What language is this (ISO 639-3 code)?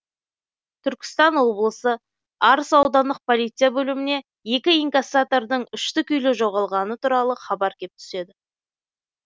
kaz